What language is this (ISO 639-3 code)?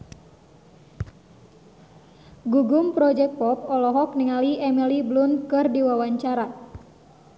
sun